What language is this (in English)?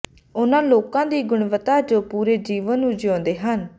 Punjabi